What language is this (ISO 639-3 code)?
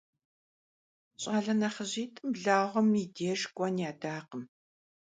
kbd